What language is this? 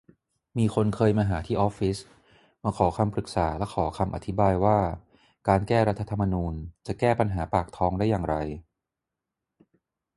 Thai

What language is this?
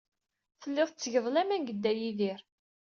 Kabyle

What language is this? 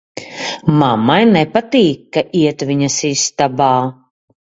Latvian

